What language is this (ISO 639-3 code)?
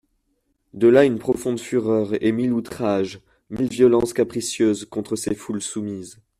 fra